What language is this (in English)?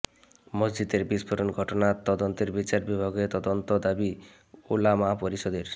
Bangla